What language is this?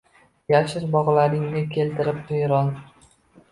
Uzbek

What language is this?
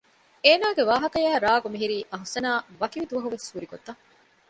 Divehi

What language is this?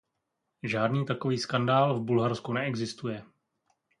Czech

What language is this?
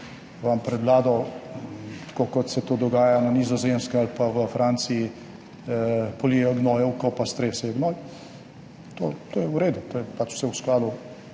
Slovenian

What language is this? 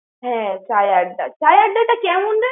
Bangla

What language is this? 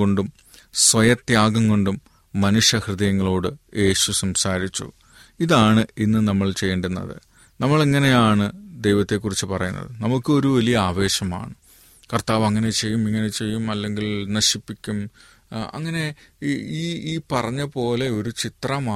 Malayalam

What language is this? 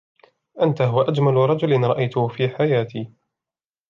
Arabic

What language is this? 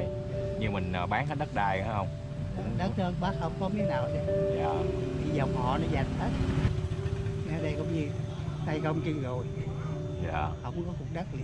Vietnamese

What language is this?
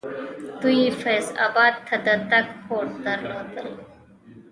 Pashto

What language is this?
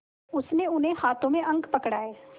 Hindi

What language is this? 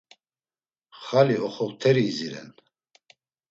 Laz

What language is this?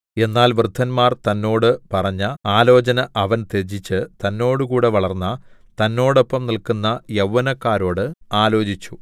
Malayalam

